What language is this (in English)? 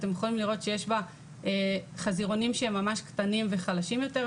Hebrew